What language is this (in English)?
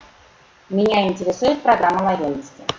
Russian